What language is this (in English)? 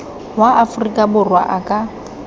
Tswana